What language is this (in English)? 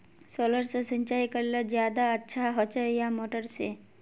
Magahi